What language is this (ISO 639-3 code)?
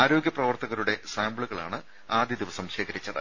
mal